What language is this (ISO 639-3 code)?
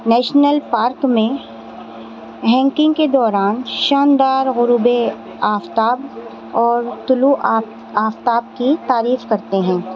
urd